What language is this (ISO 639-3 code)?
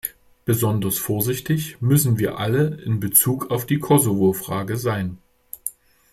deu